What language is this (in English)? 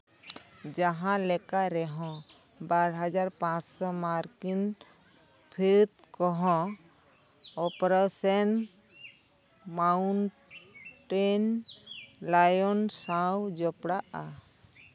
Santali